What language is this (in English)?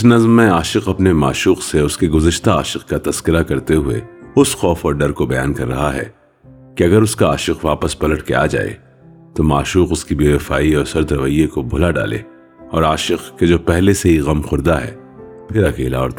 Urdu